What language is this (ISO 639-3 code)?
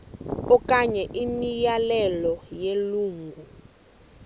xho